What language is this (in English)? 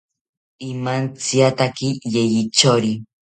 South Ucayali Ashéninka